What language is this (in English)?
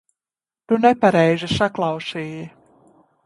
Latvian